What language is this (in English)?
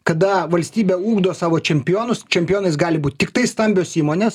Lithuanian